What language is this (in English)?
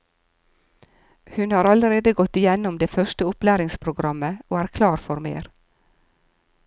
Norwegian